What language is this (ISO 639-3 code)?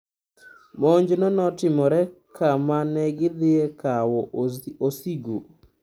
luo